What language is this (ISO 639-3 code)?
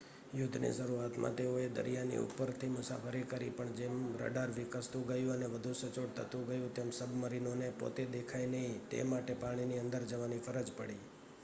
guj